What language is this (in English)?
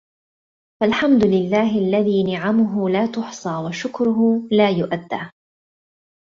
Arabic